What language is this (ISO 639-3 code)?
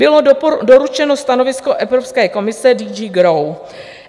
ces